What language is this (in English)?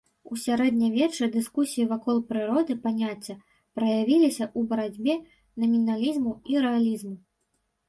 Belarusian